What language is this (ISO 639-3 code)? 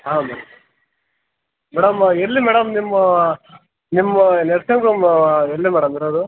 kan